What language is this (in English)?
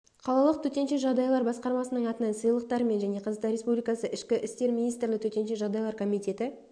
Kazakh